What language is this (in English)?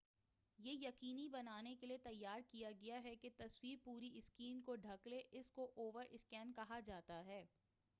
Urdu